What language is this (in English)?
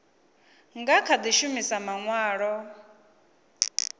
Venda